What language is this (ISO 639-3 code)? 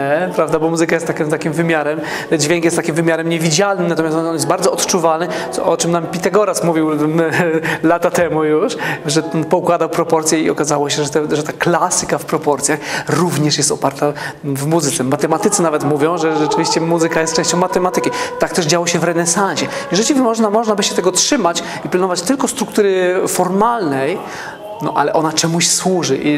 pol